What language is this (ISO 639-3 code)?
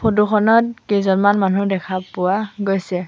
asm